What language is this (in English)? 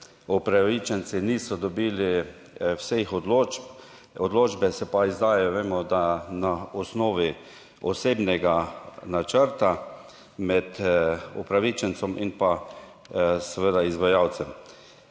Slovenian